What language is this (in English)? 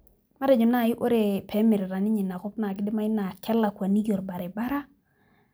Masai